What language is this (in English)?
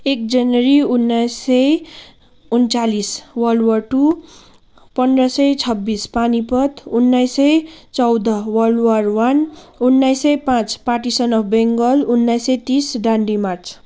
Nepali